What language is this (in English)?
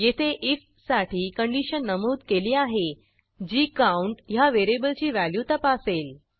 Marathi